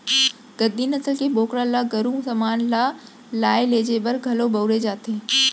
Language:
Chhattisgarhi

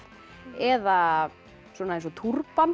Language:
Icelandic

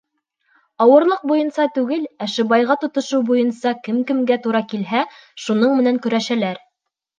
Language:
Bashkir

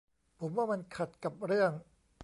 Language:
Thai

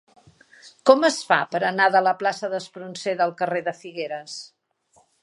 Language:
Catalan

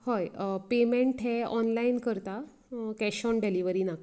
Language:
Konkani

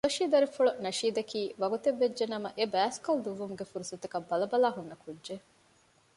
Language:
Divehi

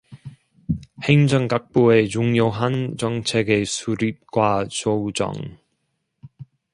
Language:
Korean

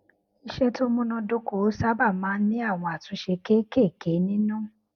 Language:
Yoruba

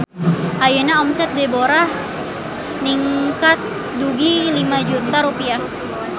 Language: Sundanese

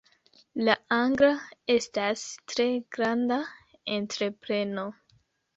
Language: Esperanto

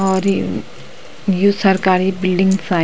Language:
Garhwali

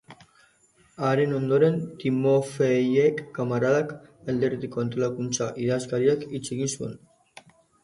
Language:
Basque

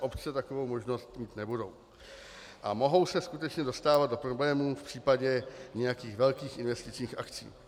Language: Czech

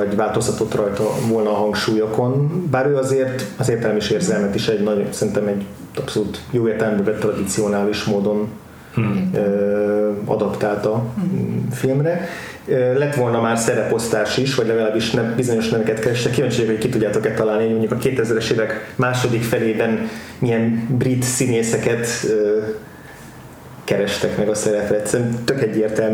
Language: Hungarian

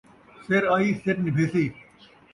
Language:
Saraiki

